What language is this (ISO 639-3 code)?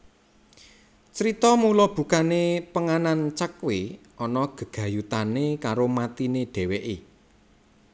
jav